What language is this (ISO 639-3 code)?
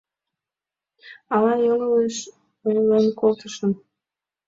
chm